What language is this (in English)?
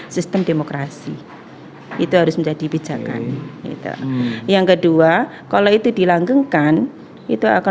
Indonesian